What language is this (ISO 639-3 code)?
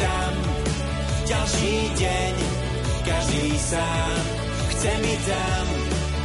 slk